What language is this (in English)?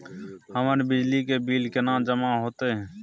Maithili